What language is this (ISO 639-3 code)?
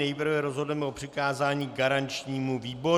ces